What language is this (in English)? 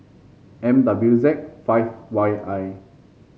English